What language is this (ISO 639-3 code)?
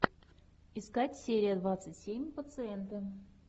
rus